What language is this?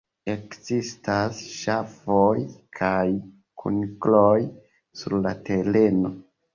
Esperanto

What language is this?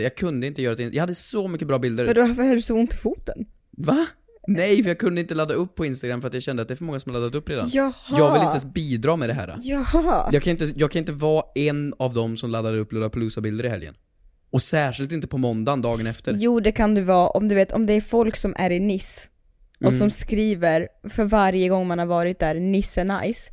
Swedish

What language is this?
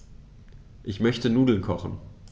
German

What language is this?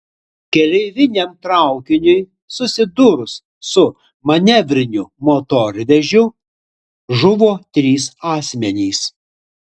Lithuanian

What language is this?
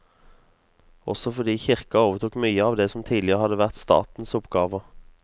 Norwegian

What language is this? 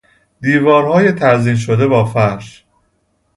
Persian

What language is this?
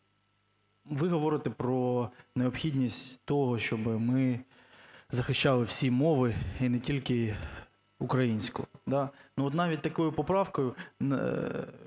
Ukrainian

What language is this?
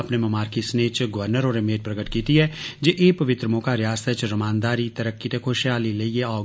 Dogri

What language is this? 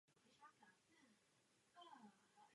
Czech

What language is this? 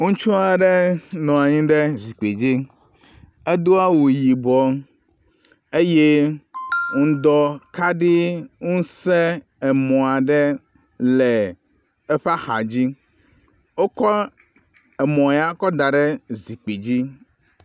Ewe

